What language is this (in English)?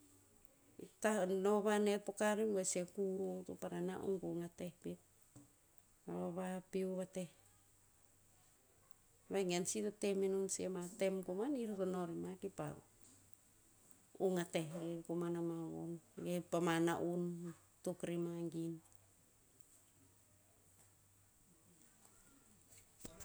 Tinputz